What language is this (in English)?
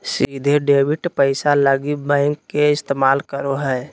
Magahi